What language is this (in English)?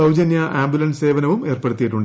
Malayalam